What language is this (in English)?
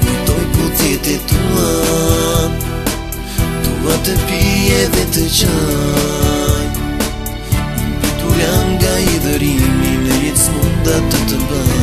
Romanian